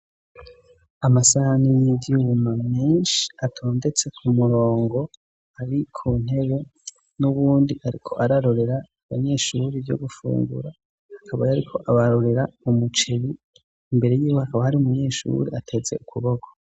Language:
Rundi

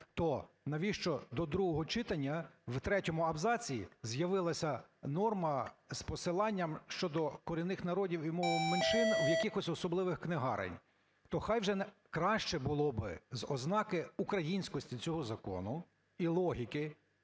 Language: Ukrainian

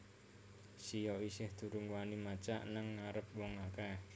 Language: Javanese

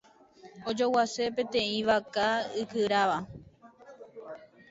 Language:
Guarani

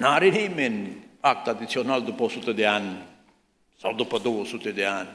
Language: Romanian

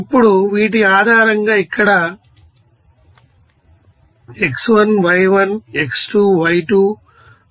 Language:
Telugu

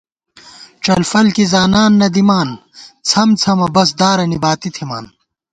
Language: Gawar-Bati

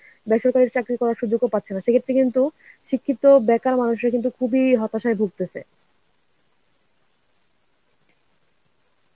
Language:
Bangla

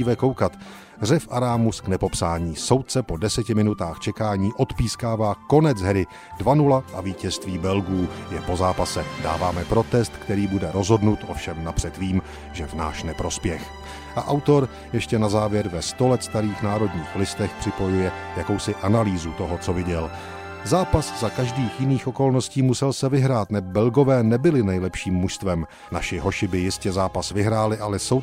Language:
Czech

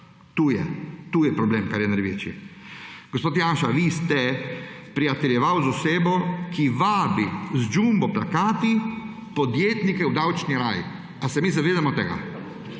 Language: Slovenian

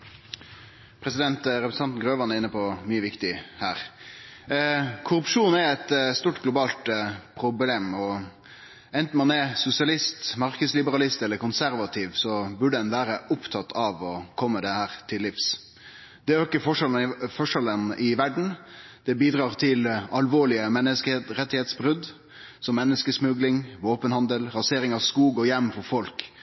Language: Norwegian Nynorsk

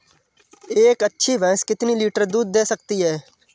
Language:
Hindi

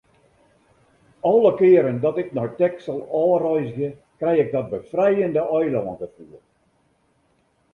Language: Western Frisian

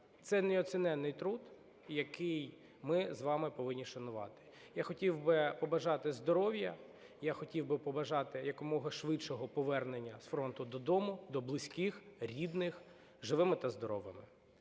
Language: Ukrainian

